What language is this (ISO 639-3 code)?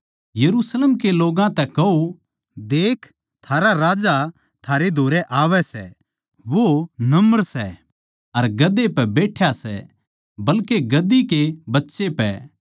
bgc